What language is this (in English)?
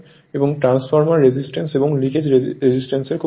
Bangla